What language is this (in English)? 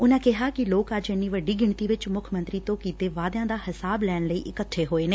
Punjabi